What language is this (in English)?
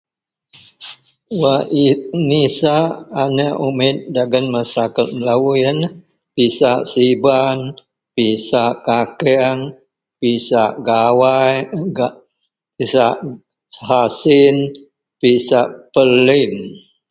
Central Melanau